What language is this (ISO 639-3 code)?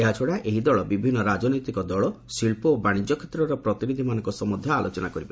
ori